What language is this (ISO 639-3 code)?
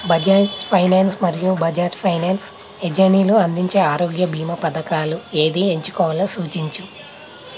tel